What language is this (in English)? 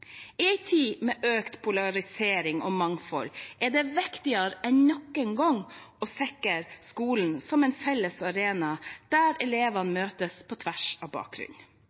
Norwegian Bokmål